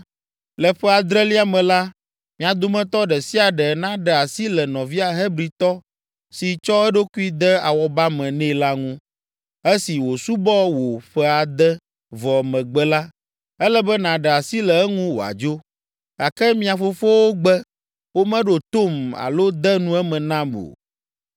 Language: Ewe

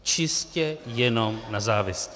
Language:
Czech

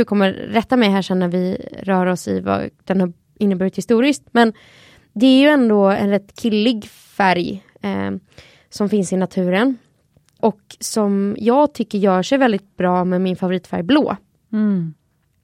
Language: Swedish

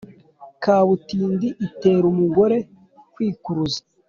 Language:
Kinyarwanda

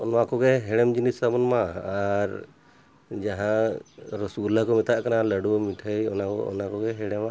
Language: Santali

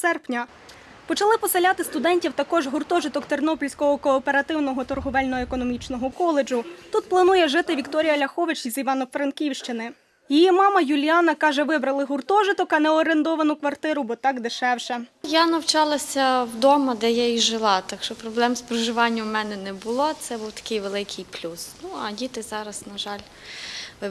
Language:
Ukrainian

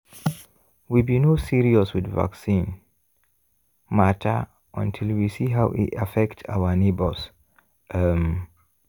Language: Nigerian Pidgin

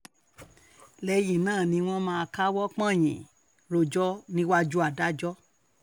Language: Yoruba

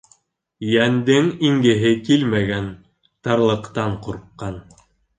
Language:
Bashkir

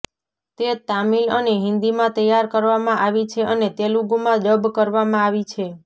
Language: Gujarati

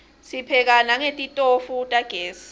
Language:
Swati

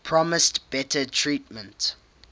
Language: English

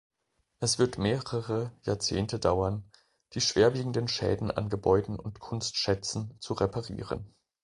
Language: German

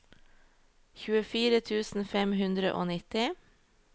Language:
Norwegian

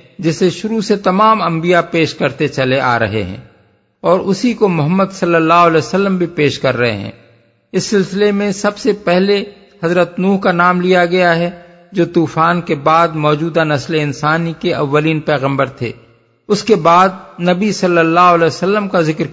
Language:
Urdu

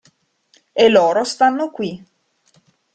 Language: Italian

